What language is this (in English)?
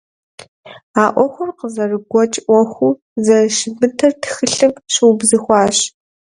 Kabardian